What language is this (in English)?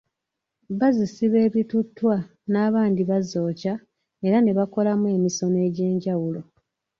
Ganda